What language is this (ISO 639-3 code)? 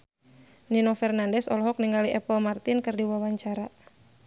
sun